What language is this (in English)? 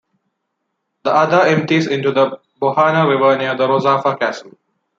English